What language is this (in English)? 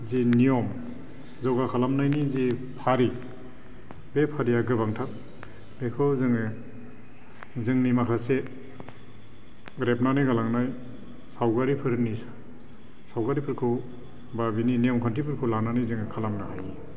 Bodo